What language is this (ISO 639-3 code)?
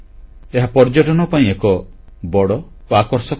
ori